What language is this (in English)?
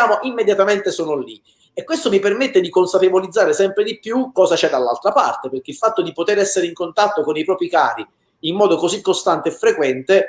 Italian